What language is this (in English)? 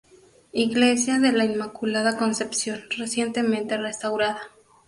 Spanish